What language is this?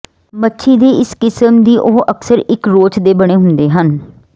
Punjabi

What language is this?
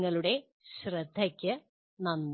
Malayalam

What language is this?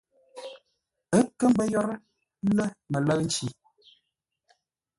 Ngombale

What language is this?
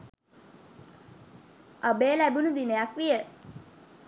Sinhala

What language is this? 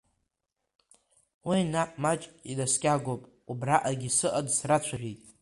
Abkhazian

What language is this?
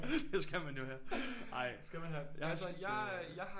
Danish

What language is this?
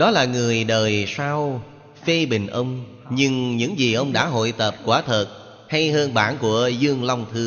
Vietnamese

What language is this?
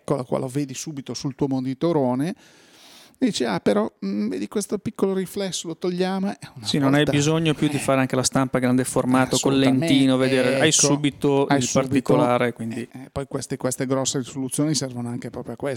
Italian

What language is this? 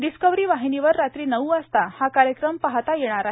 Marathi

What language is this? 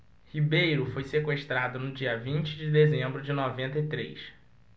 Portuguese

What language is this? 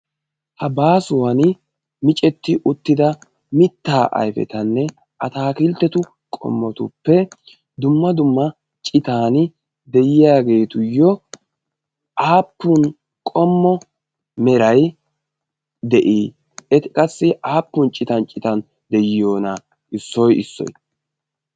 Wolaytta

